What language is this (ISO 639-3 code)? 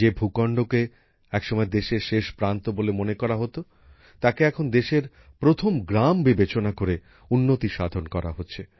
ben